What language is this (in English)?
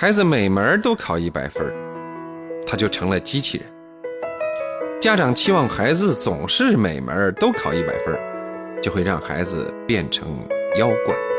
Chinese